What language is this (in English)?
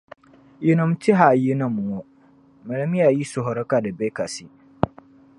Dagbani